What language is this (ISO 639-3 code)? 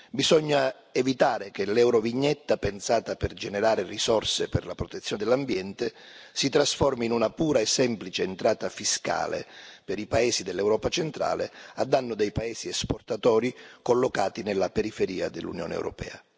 ita